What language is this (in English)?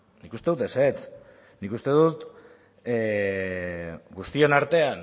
Basque